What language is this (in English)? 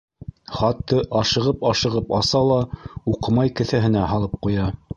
Bashkir